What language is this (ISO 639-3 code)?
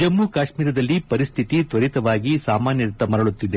kan